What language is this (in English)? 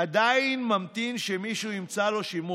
Hebrew